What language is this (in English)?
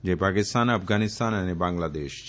Gujarati